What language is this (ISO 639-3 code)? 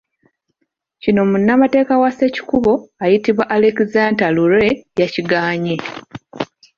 lug